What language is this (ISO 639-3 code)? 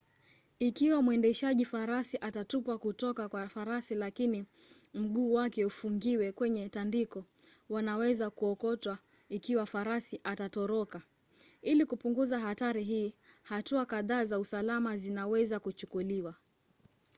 swa